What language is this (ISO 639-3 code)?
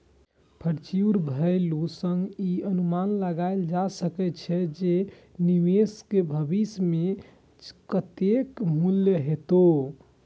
mai